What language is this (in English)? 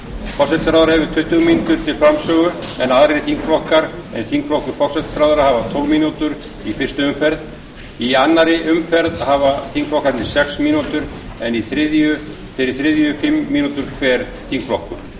Icelandic